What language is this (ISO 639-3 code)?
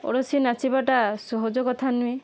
ori